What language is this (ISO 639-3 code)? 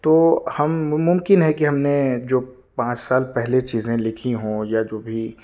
urd